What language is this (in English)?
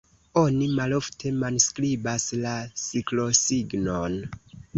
Esperanto